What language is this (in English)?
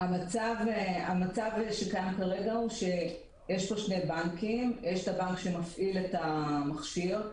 Hebrew